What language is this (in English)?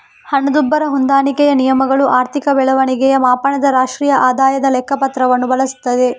Kannada